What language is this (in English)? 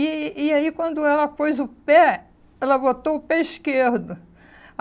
Portuguese